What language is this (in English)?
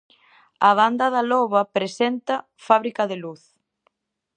Galician